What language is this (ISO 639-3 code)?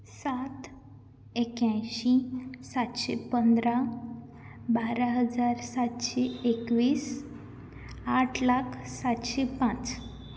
kok